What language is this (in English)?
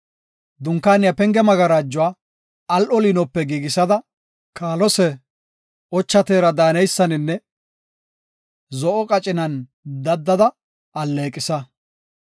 Gofa